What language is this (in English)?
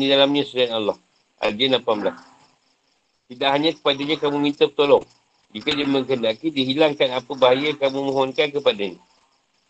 Malay